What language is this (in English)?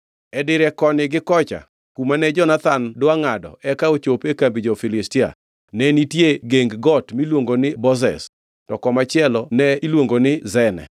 Luo (Kenya and Tanzania)